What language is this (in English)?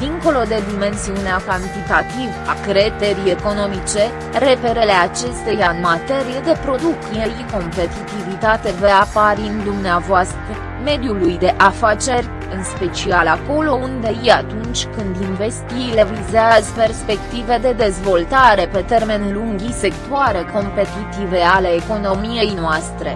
Romanian